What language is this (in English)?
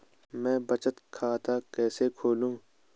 Hindi